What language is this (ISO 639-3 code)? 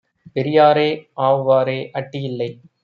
tam